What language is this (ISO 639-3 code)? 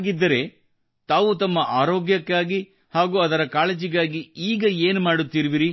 kan